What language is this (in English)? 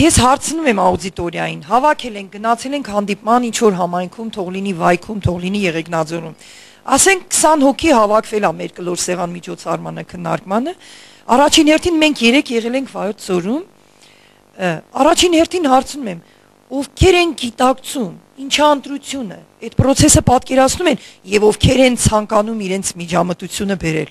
Romanian